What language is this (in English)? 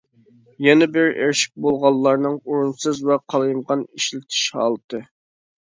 Uyghur